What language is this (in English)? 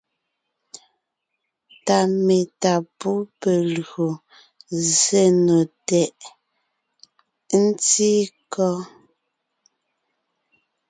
Ngiemboon